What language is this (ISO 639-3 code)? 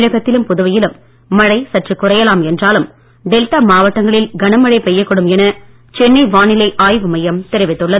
tam